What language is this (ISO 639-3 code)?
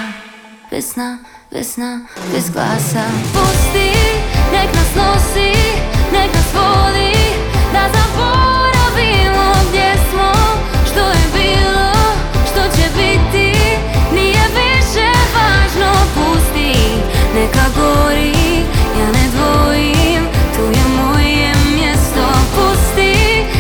hrv